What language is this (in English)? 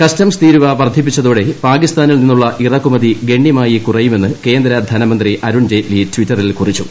Malayalam